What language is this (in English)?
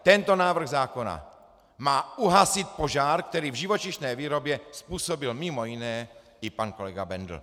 Czech